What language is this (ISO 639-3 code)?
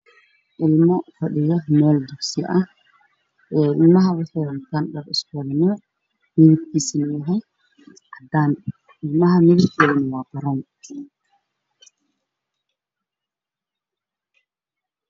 som